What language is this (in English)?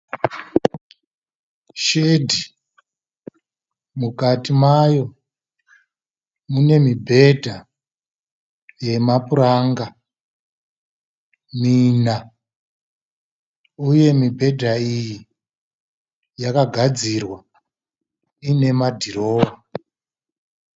Shona